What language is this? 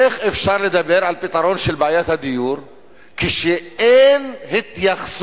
Hebrew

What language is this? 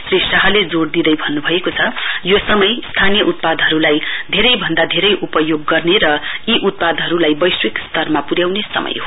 Nepali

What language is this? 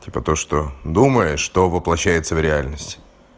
Russian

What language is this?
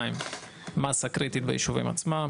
Hebrew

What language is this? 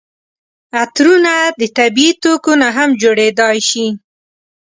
Pashto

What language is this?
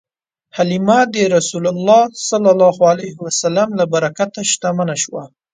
Pashto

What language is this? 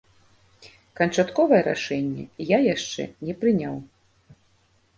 Belarusian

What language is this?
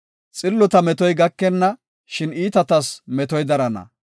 Gofa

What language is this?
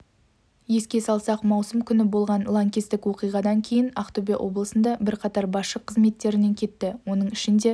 Kazakh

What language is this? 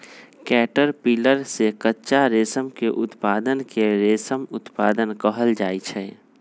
Magahi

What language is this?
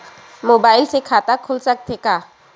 Chhattisgarhi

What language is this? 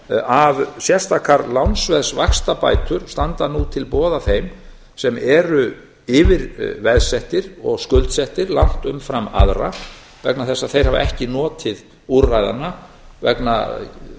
Icelandic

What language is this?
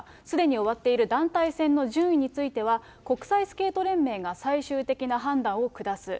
Japanese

